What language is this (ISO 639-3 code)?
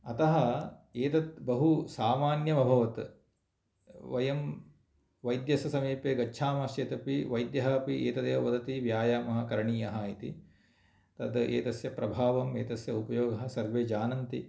san